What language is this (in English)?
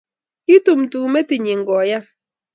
Kalenjin